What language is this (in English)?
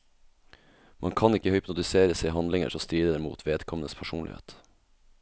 Norwegian